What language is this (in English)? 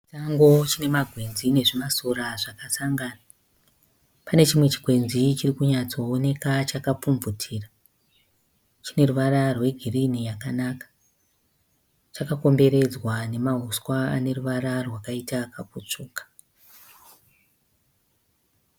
Shona